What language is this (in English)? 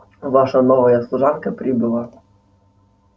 Russian